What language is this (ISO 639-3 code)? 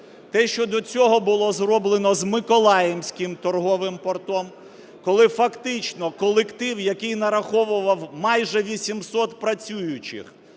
ukr